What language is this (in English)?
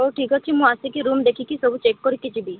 Odia